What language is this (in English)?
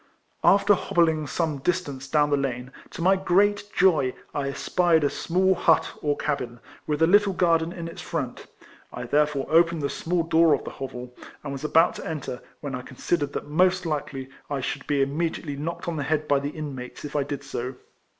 English